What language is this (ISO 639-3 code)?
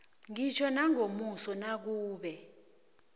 nbl